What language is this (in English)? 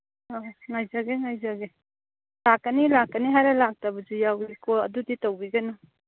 Manipuri